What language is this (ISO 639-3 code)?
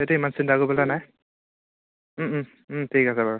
asm